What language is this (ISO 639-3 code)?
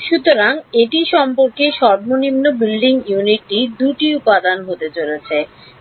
ben